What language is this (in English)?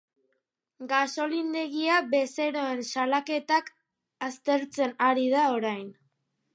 Basque